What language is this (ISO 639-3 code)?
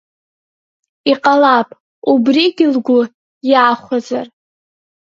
abk